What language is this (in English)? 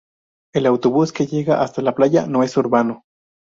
Spanish